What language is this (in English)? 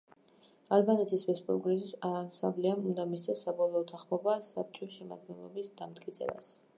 Georgian